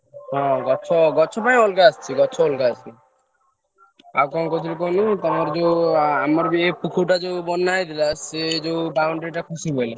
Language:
Odia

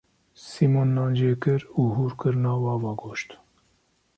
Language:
Kurdish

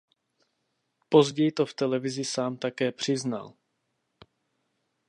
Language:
Czech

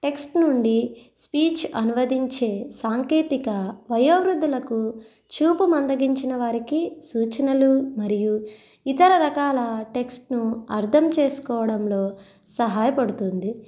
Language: Telugu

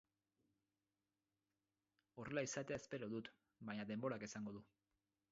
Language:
Basque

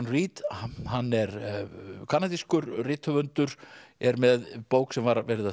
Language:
Icelandic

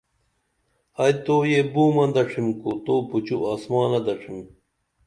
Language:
Dameli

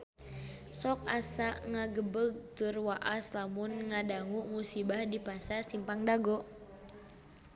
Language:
Sundanese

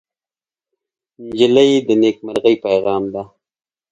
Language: Pashto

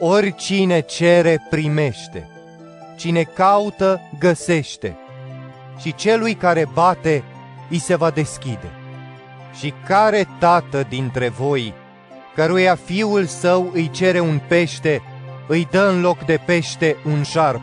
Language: Romanian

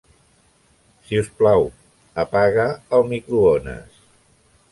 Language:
Catalan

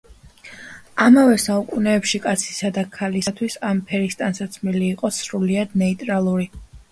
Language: Georgian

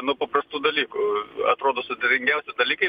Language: Lithuanian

